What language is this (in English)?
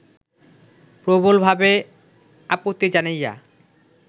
Bangla